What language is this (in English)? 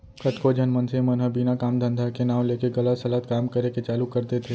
Chhattisgarhi